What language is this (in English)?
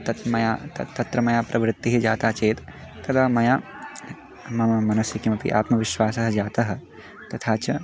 Sanskrit